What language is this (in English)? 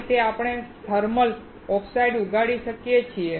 Gujarati